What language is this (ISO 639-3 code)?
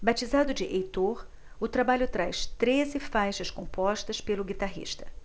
por